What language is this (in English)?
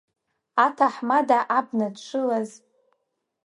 Abkhazian